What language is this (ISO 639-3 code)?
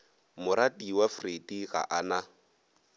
nso